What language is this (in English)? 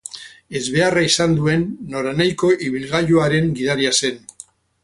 Basque